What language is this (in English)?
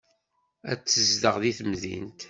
Kabyle